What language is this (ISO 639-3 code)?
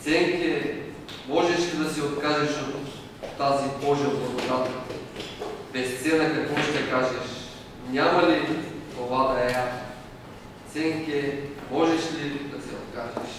bul